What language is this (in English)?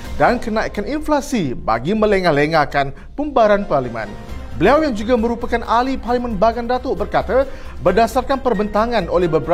Malay